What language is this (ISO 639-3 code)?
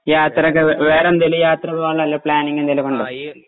mal